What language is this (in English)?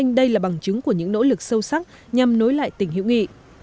Vietnamese